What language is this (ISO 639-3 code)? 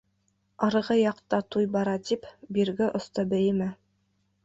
bak